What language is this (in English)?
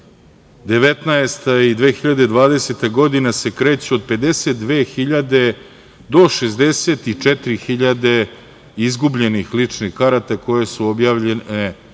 Serbian